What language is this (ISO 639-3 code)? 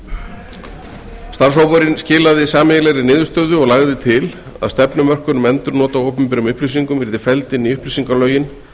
isl